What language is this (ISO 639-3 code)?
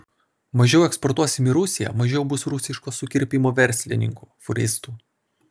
lit